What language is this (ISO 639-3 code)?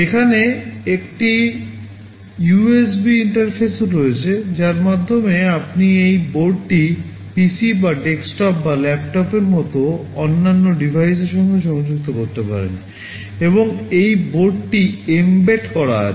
ben